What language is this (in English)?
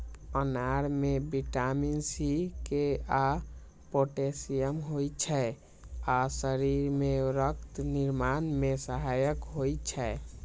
Maithili